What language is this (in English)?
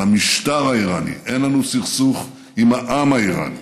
Hebrew